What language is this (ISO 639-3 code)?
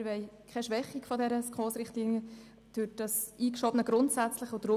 gsw